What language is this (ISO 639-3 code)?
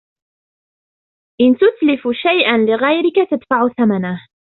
ara